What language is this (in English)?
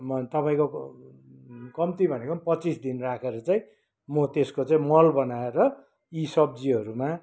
Nepali